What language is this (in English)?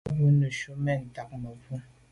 Medumba